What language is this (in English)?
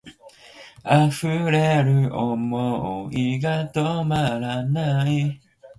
Japanese